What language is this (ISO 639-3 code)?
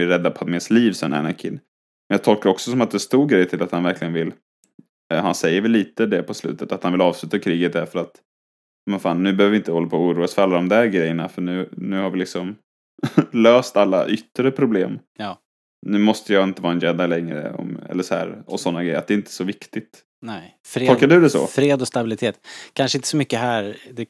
swe